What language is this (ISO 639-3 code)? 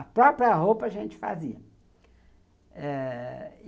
por